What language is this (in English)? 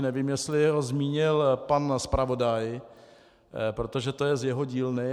Czech